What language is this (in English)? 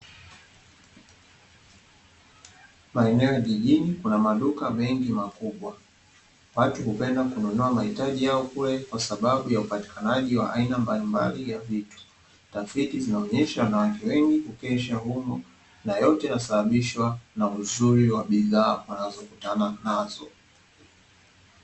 Swahili